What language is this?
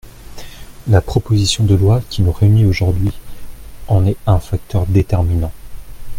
French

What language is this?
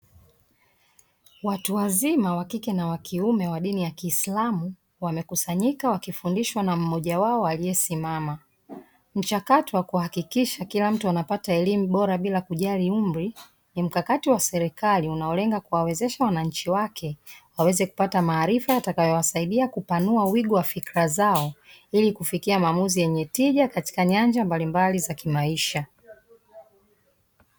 Swahili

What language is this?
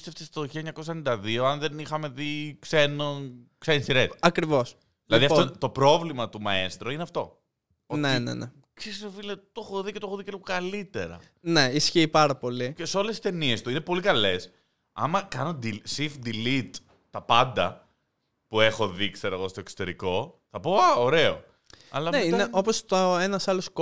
Greek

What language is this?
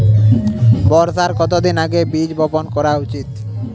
Bangla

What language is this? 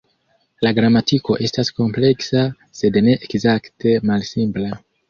Esperanto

